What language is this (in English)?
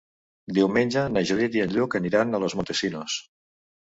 Catalan